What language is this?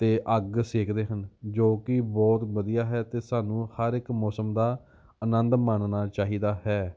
Punjabi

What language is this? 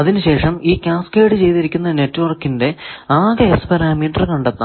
Malayalam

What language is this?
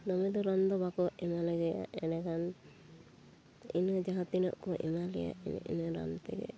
Santali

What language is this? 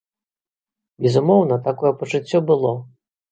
Belarusian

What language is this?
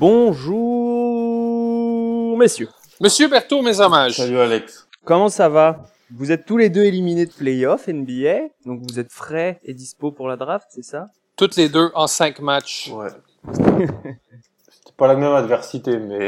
French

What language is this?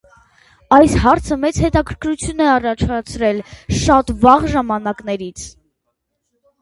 Armenian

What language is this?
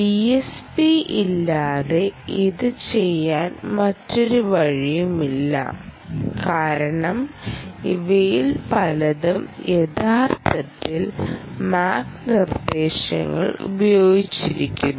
Malayalam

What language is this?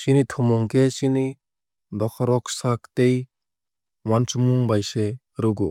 Kok Borok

